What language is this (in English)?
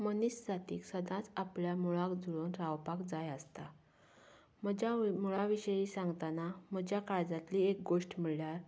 Konkani